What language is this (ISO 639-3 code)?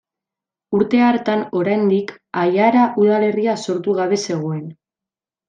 eus